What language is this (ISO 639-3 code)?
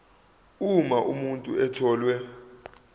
zul